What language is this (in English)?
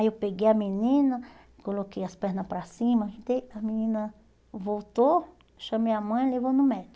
Portuguese